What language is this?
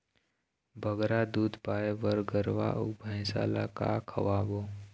Chhattisgarhi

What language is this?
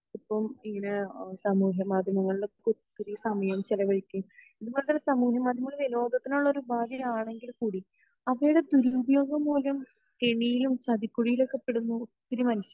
Malayalam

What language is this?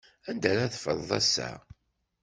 Kabyle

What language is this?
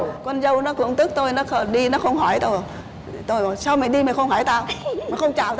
Vietnamese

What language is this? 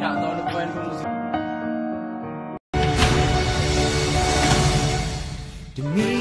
Malay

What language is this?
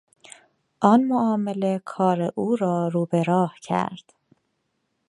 Persian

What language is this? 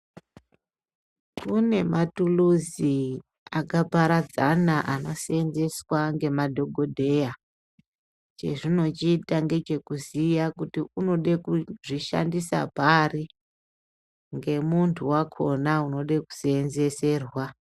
Ndau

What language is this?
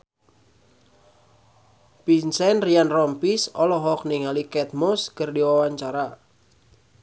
Sundanese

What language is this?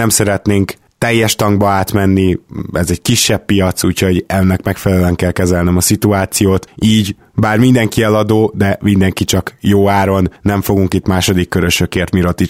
Hungarian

